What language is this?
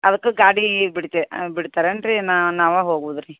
Kannada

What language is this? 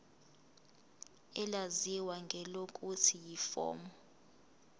Zulu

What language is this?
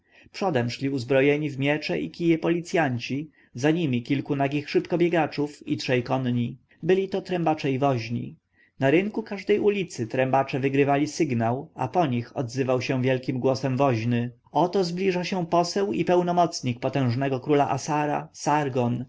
Polish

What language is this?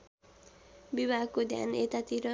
Nepali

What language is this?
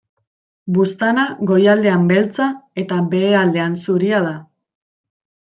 Basque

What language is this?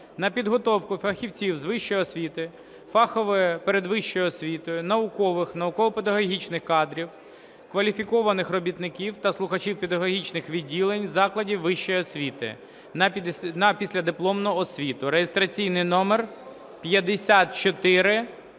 Ukrainian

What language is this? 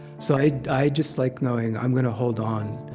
English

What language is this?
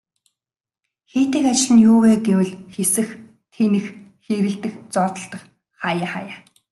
Mongolian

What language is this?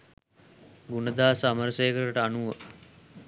Sinhala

